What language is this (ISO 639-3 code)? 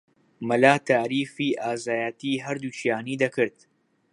ckb